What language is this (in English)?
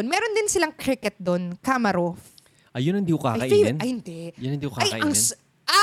Filipino